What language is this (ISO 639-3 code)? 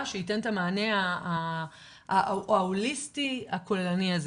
heb